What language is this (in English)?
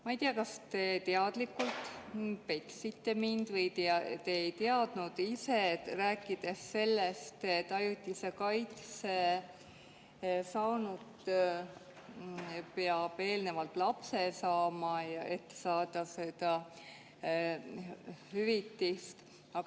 Estonian